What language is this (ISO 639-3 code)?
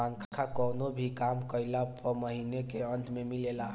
bho